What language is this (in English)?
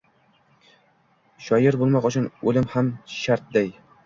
Uzbek